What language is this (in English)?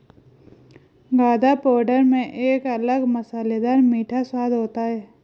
Hindi